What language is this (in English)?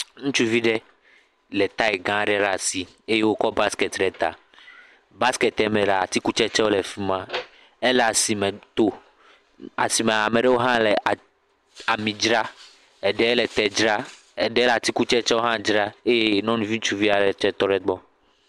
Ewe